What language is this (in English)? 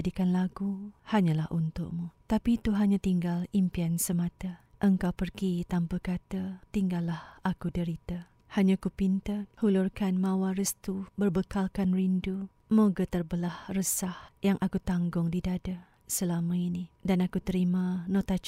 Malay